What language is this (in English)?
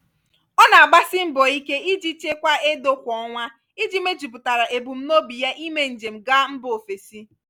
Igbo